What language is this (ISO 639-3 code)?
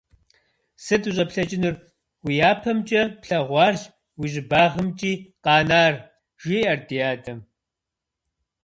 kbd